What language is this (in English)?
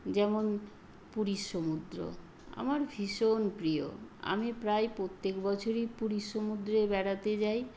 Bangla